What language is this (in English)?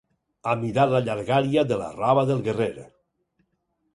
Catalan